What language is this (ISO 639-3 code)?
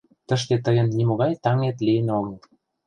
chm